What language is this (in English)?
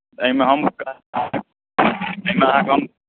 Maithili